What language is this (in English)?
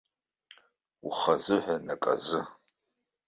Abkhazian